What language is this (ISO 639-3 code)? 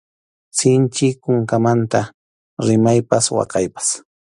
qxu